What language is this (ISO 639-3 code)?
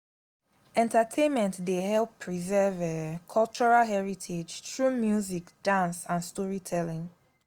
pcm